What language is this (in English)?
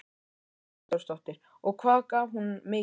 Icelandic